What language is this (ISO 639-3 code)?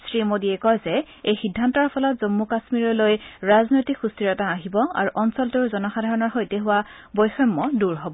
asm